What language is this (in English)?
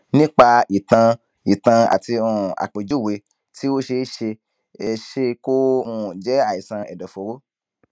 Yoruba